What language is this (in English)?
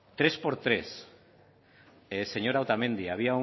Spanish